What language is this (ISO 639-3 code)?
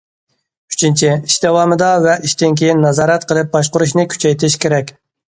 uig